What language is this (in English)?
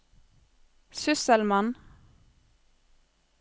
Norwegian